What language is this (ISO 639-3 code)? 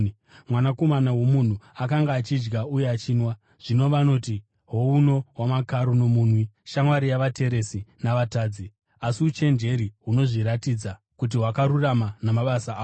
sna